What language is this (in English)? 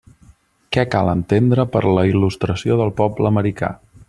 Catalan